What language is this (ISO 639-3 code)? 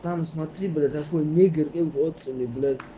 rus